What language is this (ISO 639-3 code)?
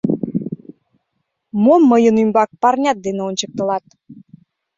chm